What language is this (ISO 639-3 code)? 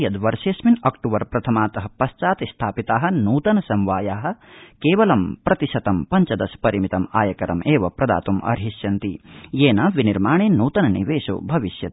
san